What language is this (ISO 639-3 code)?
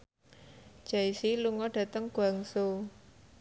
jav